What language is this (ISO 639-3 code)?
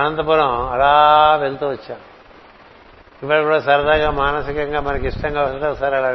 tel